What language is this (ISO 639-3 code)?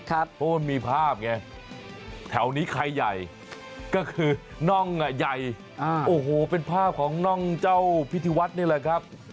tha